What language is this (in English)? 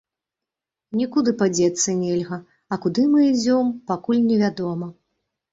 Belarusian